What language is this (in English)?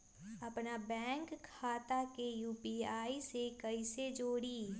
Magahi